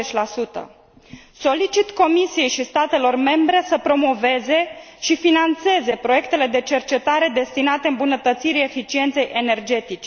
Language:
Romanian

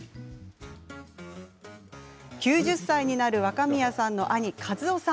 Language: Japanese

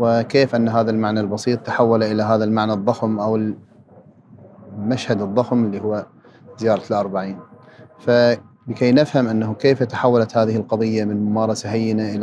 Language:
Arabic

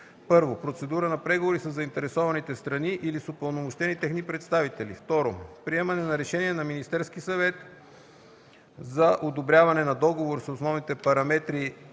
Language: Bulgarian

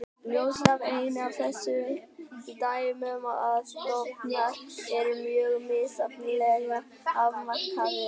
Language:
Icelandic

